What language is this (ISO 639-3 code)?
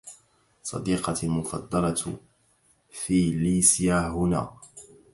ara